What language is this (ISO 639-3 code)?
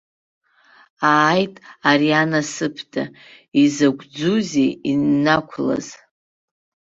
abk